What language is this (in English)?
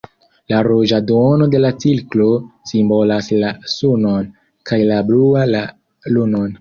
Esperanto